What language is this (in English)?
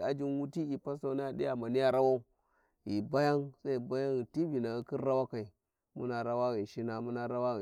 Warji